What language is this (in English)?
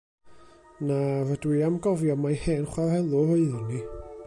Welsh